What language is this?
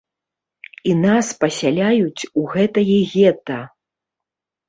Belarusian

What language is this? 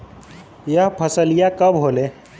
Bhojpuri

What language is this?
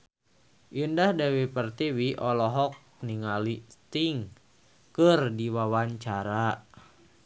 Sundanese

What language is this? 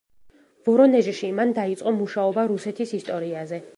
Georgian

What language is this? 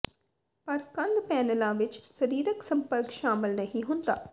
Punjabi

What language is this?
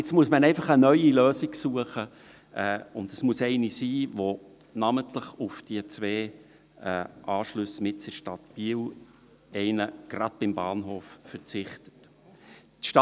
Swiss German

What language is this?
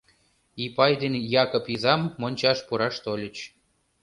Mari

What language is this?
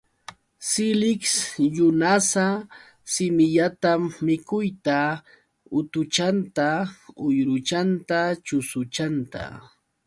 Yauyos Quechua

